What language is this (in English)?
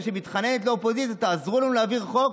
Hebrew